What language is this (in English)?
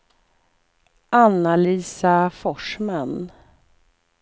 Swedish